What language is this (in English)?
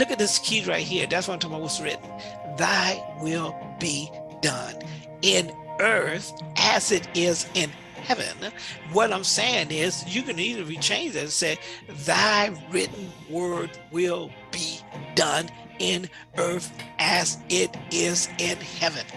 English